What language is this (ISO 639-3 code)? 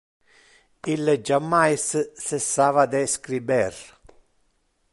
ina